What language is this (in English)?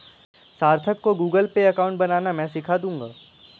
Hindi